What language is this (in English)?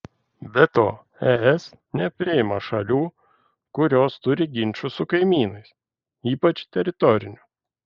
Lithuanian